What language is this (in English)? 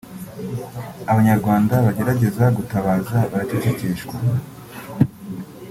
Kinyarwanda